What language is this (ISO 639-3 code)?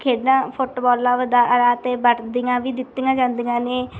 pan